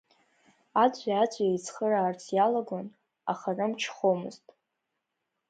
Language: Abkhazian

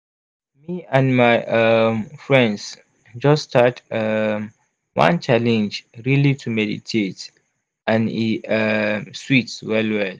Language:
Nigerian Pidgin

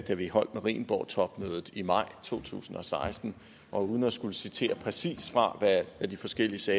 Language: Danish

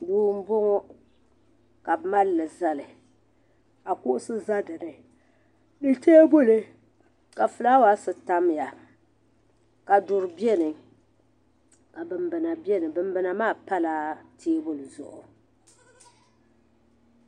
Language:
Dagbani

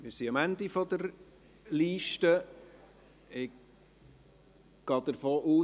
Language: Swiss German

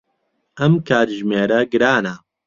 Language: Central Kurdish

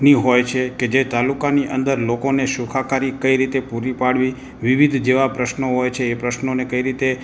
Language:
Gujarati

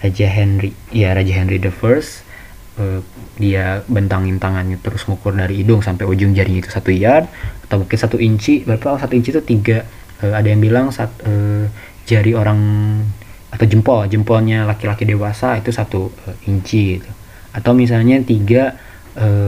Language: Indonesian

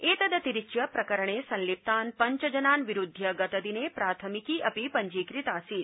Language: Sanskrit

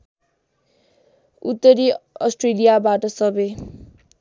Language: Nepali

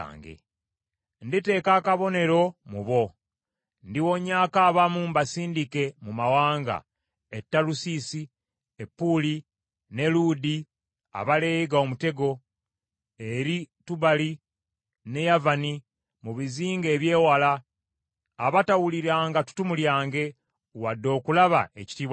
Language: Ganda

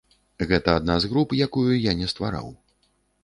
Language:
Belarusian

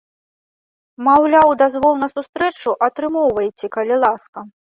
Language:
Belarusian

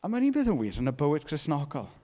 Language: Welsh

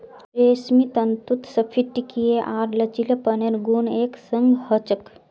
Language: Magahi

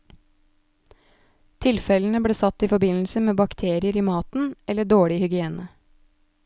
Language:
Norwegian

